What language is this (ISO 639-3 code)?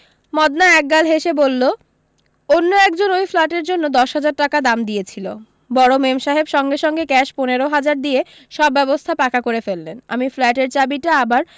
ben